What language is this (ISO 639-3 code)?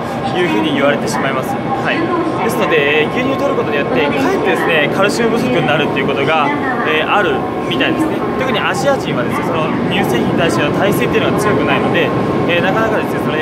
jpn